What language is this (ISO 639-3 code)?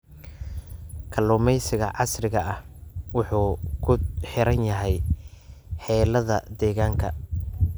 som